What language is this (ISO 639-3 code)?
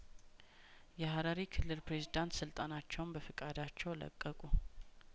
amh